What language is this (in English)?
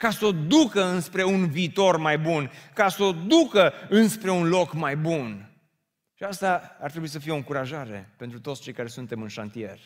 Romanian